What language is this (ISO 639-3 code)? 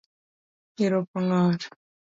luo